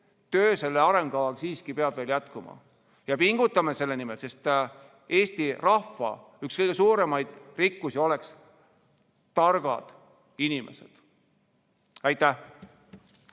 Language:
Estonian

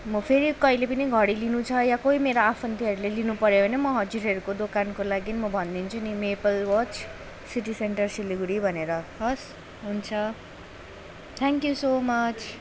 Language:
Nepali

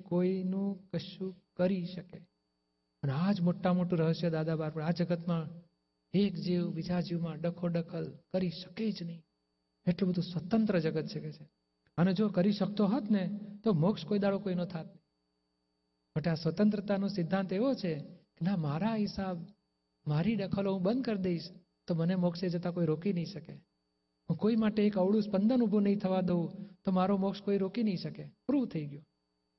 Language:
Gujarati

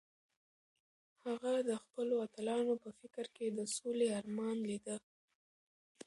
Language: Pashto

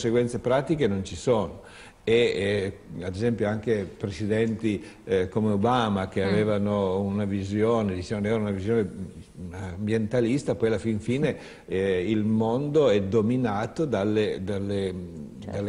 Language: Italian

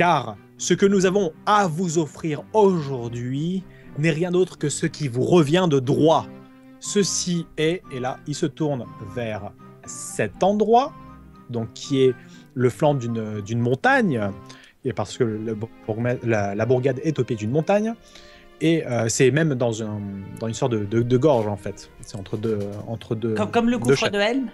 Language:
French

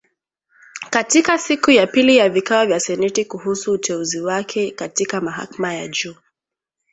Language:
Swahili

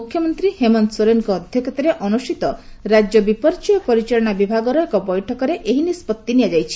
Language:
Odia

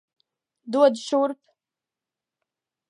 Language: Latvian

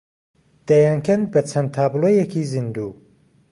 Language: Central Kurdish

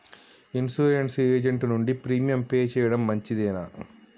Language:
Telugu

